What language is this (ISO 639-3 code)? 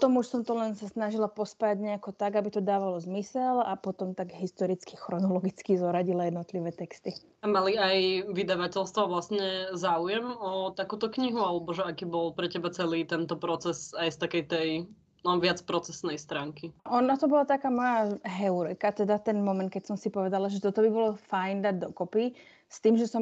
slk